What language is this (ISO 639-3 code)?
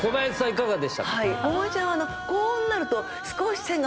jpn